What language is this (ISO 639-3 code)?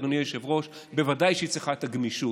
heb